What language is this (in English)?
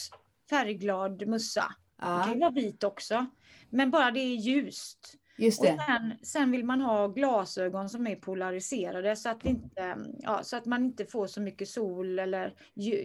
Swedish